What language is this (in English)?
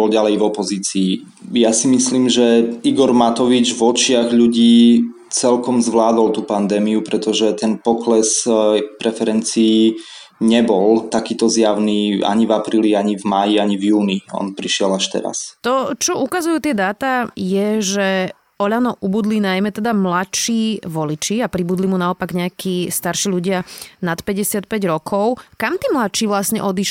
Slovak